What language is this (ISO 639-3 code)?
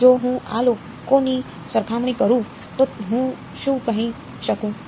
guj